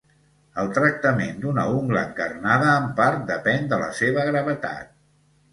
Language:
Catalan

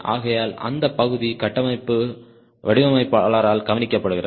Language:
Tamil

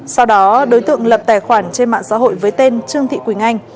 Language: Vietnamese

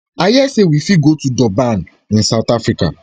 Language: Nigerian Pidgin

